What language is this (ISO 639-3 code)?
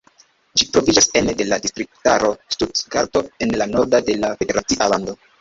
epo